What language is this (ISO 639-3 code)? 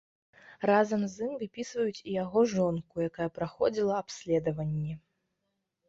bel